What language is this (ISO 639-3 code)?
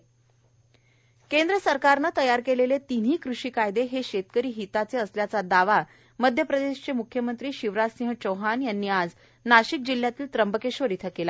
mar